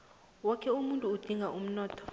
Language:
South Ndebele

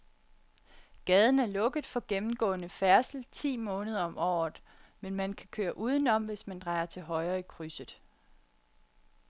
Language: Danish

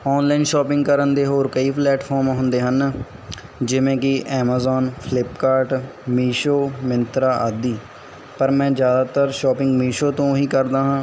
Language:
Punjabi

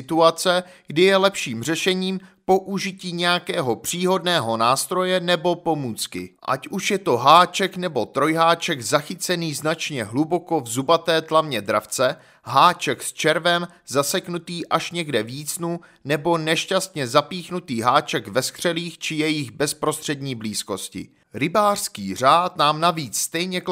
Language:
Czech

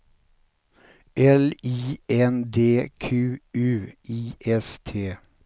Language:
Swedish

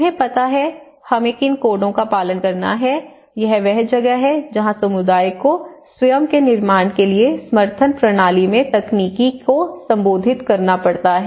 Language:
Hindi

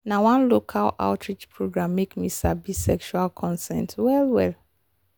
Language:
Nigerian Pidgin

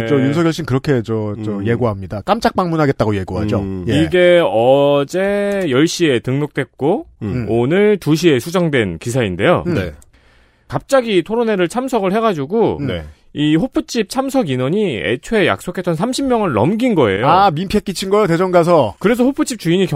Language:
Korean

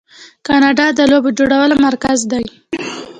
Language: Pashto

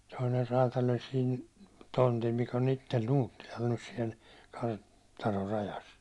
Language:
Finnish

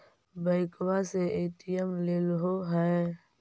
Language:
Magahi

